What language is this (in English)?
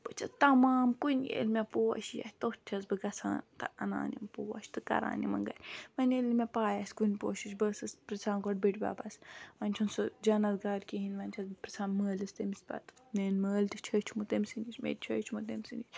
Kashmiri